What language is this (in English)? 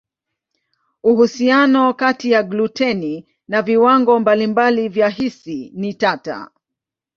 Swahili